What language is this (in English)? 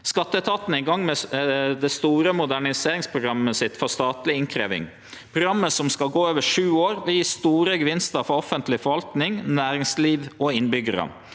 Norwegian